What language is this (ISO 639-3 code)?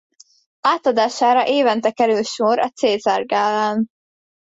hun